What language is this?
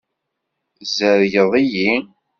Kabyle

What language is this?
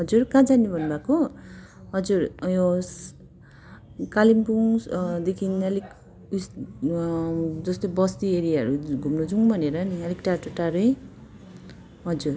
Nepali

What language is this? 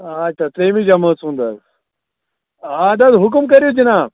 Kashmiri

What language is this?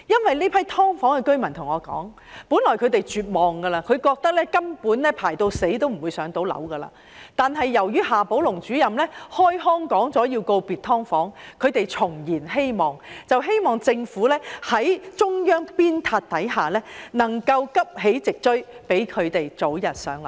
Cantonese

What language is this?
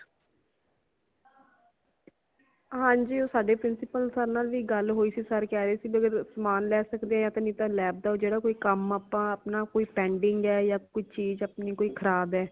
Punjabi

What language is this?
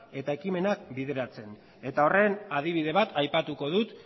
Basque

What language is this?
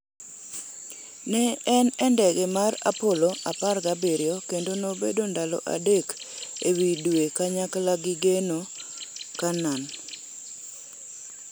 Luo (Kenya and Tanzania)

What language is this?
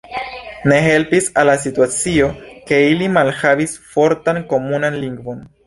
Esperanto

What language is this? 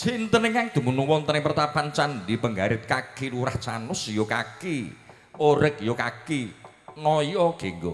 Indonesian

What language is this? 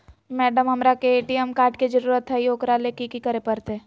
Magahi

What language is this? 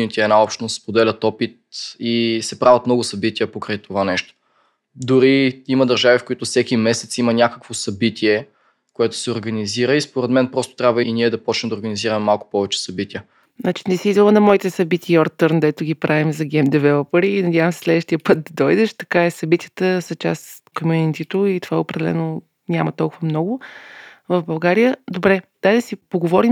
Bulgarian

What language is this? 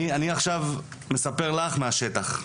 Hebrew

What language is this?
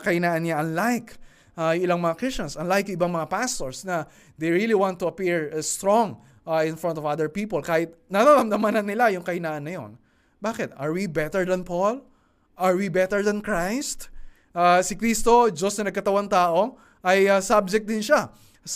Filipino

